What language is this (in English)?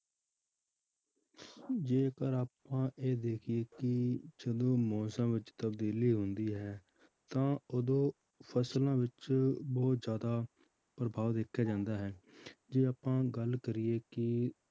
Punjabi